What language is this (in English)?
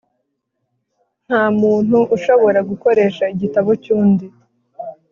Kinyarwanda